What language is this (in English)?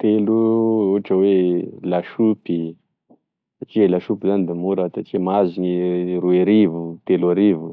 Tesaka Malagasy